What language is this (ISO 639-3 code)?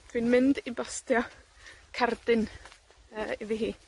cym